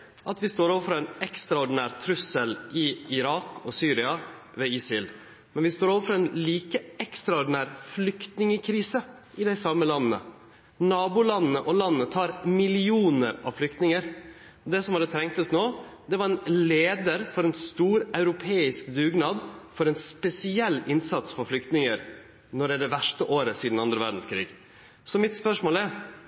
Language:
Norwegian Nynorsk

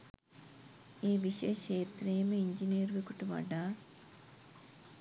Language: Sinhala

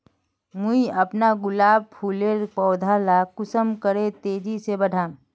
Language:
Magahi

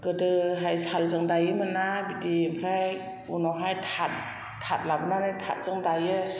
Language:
Bodo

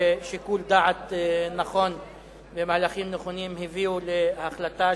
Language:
Hebrew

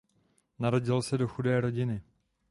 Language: Czech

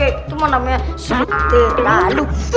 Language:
Indonesian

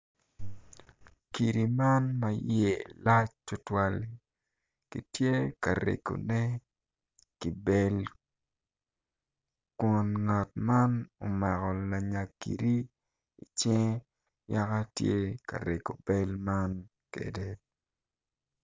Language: Acoli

